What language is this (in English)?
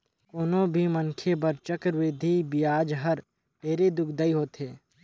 Chhattisgarhi